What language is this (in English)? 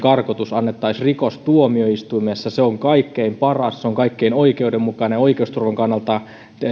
Finnish